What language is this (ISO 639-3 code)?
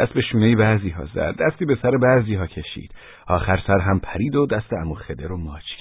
fas